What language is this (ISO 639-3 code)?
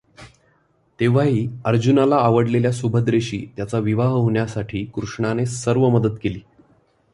mar